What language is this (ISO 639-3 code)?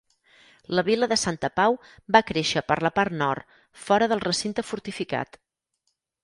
cat